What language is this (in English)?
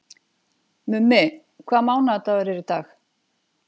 Icelandic